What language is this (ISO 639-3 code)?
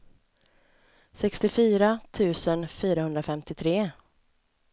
swe